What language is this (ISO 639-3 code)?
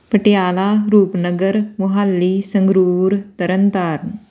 pan